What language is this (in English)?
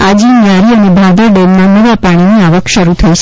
Gujarati